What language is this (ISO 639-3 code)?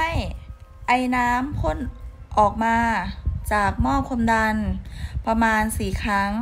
tha